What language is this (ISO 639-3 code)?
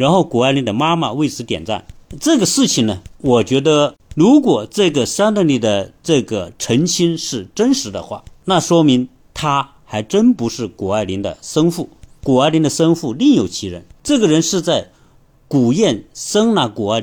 zho